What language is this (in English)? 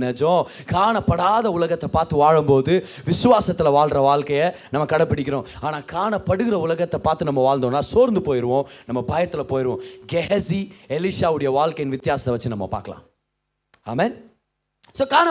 Tamil